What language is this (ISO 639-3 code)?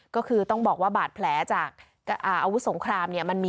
tha